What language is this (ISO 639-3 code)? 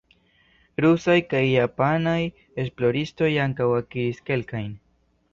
epo